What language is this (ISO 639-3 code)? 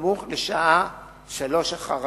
heb